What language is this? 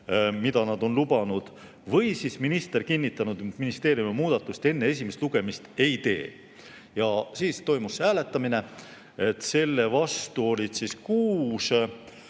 Estonian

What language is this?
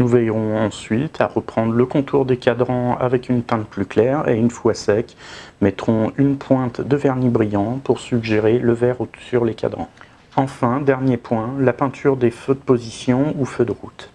French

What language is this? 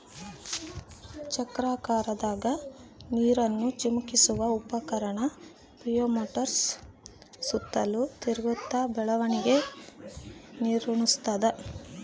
Kannada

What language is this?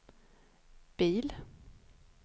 Swedish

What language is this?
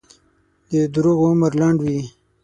Pashto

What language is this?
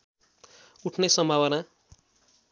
Nepali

